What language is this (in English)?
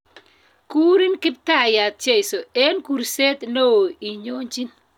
Kalenjin